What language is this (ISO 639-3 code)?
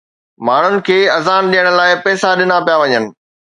snd